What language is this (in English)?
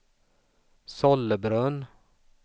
Swedish